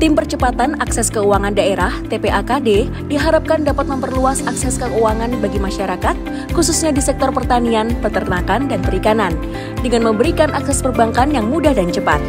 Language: Indonesian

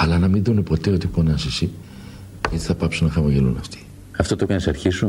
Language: Greek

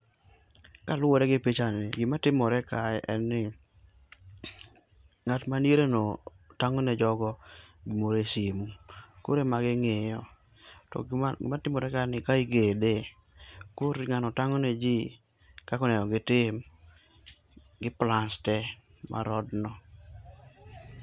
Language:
Luo (Kenya and Tanzania)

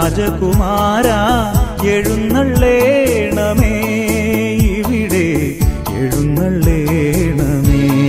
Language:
Malayalam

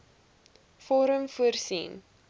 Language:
Afrikaans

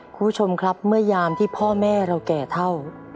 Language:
Thai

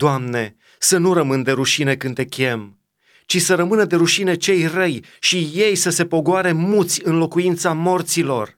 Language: Romanian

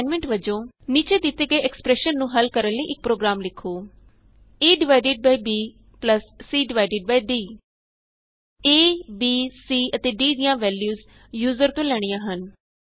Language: Punjabi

